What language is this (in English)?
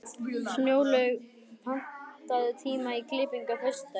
Icelandic